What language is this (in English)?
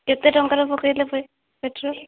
Odia